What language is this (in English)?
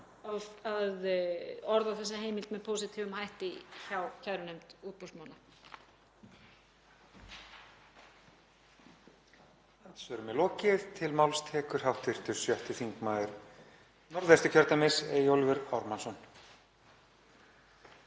Icelandic